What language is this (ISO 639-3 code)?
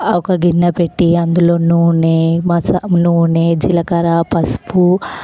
tel